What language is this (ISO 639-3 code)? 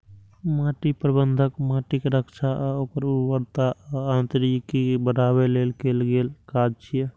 mai